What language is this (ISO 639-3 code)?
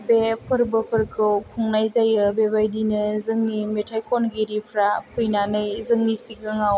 brx